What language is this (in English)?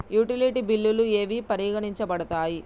Telugu